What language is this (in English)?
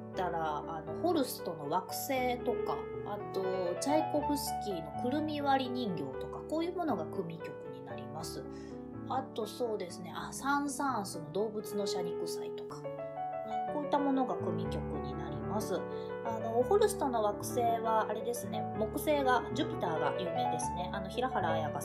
Japanese